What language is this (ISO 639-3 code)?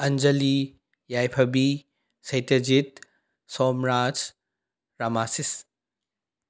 mni